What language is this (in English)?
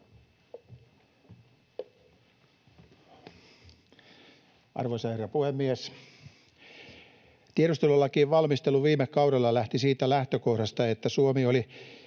Finnish